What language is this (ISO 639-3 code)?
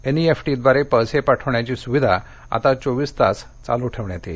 mar